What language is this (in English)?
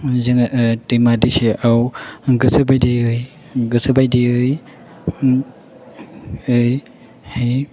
Bodo